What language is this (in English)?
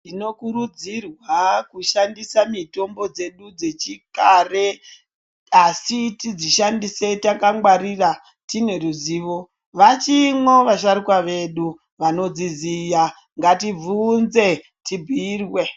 Ndau